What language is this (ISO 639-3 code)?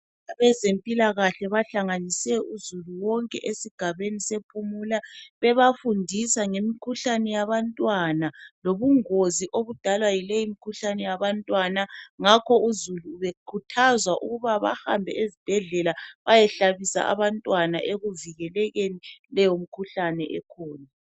nde